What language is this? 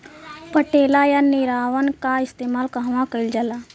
Bhojpuri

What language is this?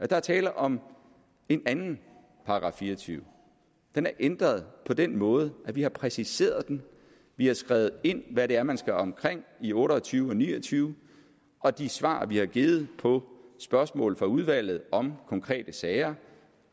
Danish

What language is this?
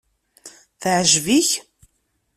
Kabyle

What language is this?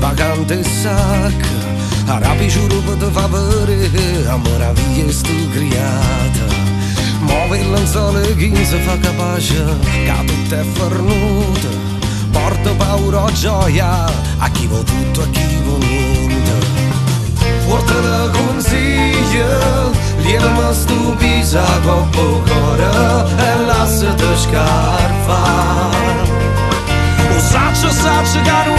Romanian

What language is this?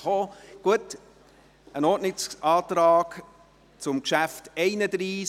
Swiss German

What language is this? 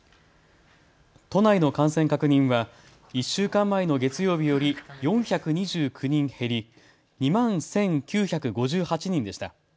Japanese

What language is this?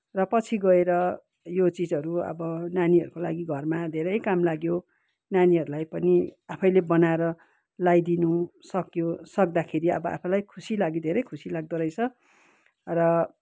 Nepali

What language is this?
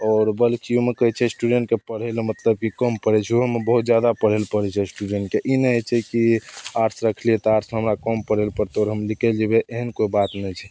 Maithili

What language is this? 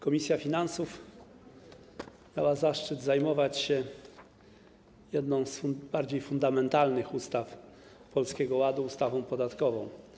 Polish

